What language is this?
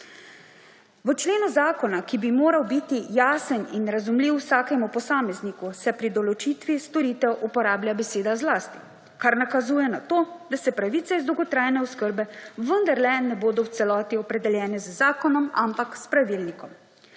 Slovenian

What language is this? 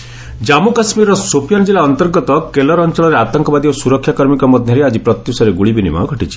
Odia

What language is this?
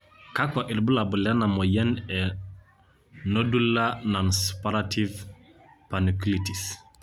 Masai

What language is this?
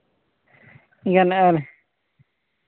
Santali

